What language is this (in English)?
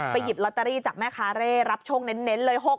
Thai